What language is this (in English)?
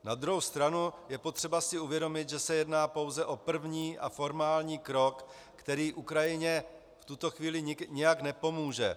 Czech